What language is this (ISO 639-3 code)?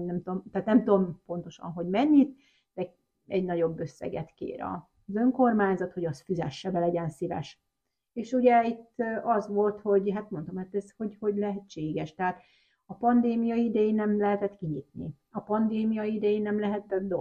hun